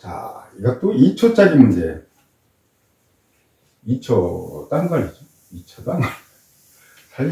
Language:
Korean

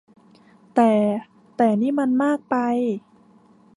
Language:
Thai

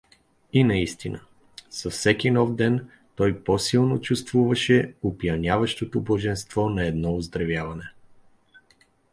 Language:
Bulgarian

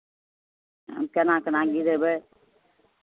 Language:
Maithili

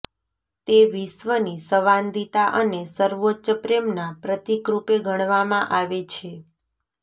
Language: Gujarati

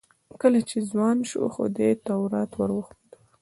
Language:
Pashto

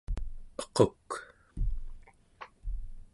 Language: Central Yupik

